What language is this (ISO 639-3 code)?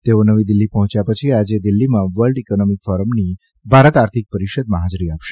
guj